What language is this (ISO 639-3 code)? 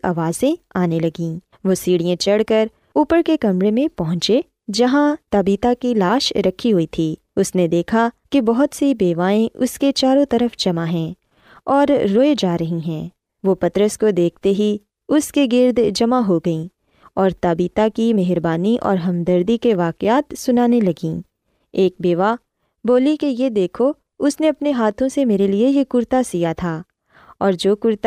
urd